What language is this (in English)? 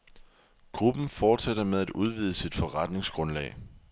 Danish